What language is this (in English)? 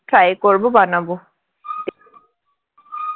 Bangla